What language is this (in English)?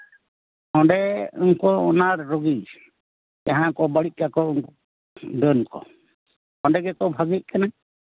Santali